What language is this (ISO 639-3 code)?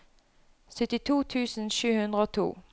nor